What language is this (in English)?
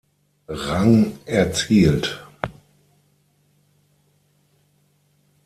German